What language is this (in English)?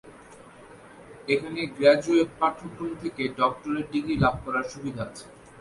Bangla